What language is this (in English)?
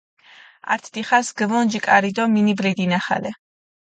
Mingrelian